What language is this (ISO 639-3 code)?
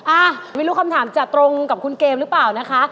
tha